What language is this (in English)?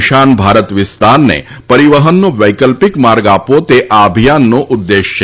Gujarati